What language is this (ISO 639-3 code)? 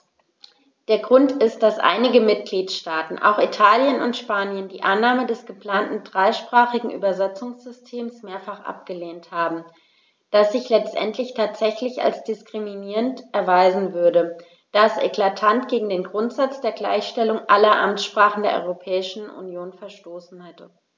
deu